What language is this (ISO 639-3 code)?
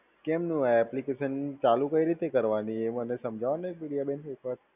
guj